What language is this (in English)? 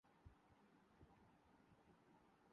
Urdu